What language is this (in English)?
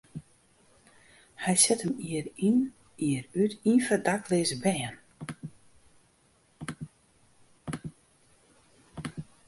Western Frisian